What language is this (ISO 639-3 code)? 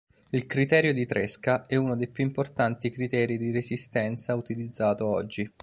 ita